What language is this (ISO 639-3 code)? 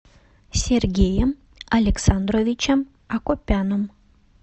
rus